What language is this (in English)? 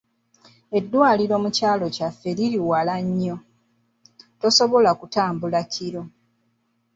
Ganda